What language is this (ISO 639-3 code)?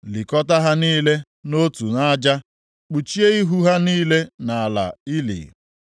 ibo